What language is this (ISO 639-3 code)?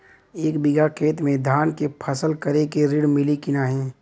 bho